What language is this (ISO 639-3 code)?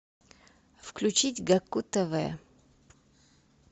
rus